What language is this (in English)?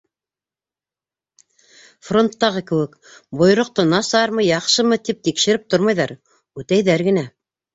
Bashkir